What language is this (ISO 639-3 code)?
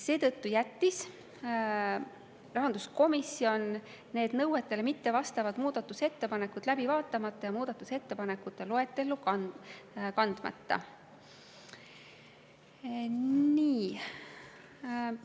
est